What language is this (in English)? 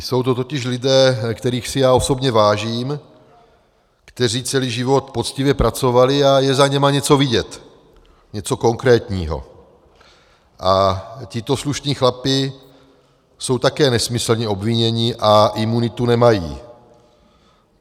Czech